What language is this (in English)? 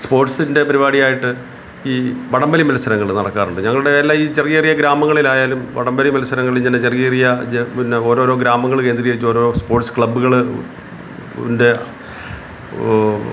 Malayalam